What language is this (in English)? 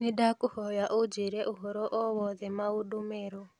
Kikuyu